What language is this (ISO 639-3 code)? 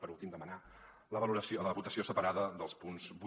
cat